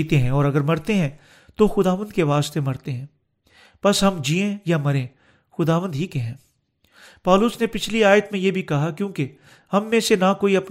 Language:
Urdu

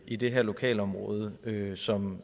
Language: Danish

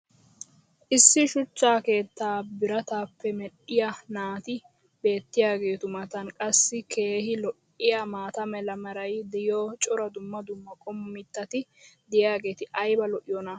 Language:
Wolaytta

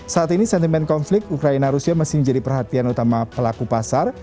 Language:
Indonesian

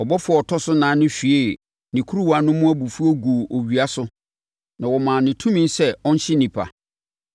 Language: Akan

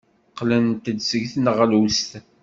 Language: Kabyle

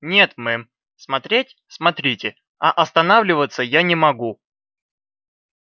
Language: Russian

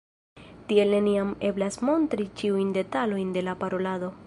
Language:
Esperanto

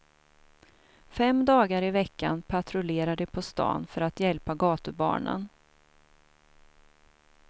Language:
Swedish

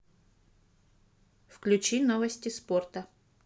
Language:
Russian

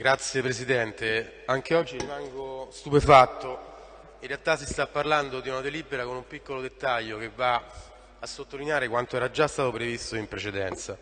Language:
Italian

